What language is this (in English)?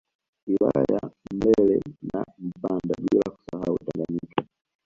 Swahili